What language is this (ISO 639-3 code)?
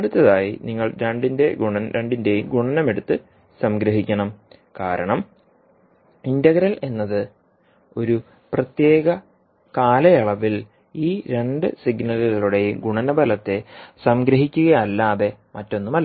mal